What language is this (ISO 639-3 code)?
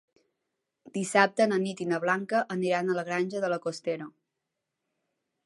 cat